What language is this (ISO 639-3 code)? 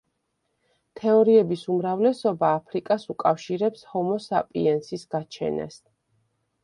kat